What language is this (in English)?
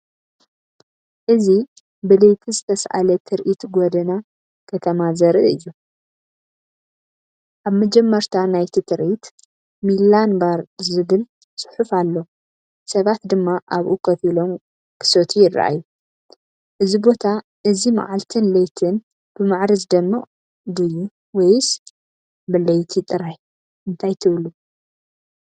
Tigrinya